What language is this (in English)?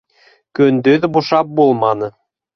Bashkir